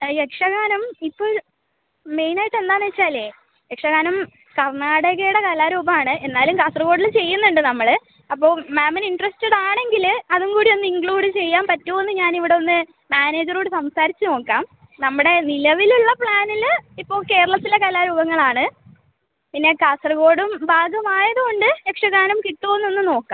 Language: Malayalam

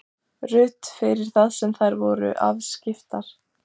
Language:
Icelandic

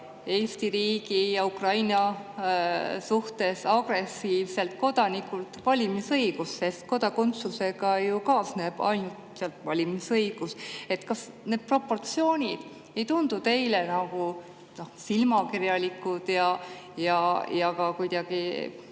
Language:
Estonian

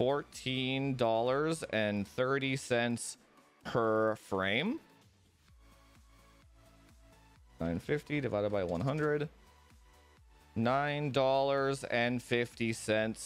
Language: English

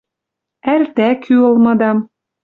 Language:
Western Mari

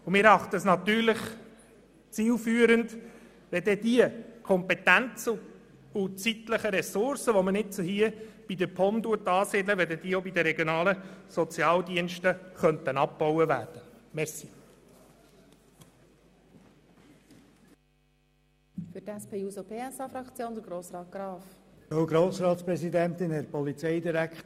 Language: Swiss German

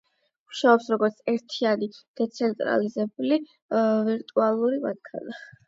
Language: Georgian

